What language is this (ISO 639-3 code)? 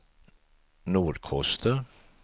swe